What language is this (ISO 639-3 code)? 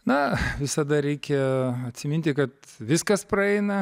lit